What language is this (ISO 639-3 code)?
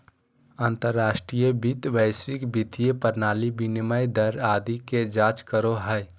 mag